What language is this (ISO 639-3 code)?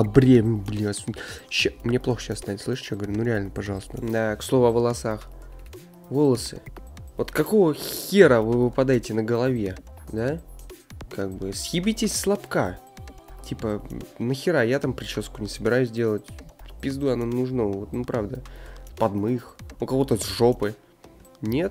rus